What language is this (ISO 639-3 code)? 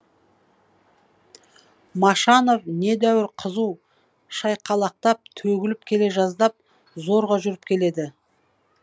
kaz